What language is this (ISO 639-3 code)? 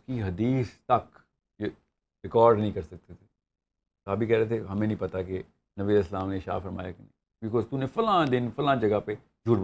urd